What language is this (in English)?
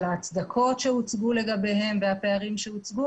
Hebrew